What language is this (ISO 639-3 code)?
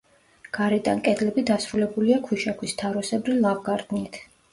kat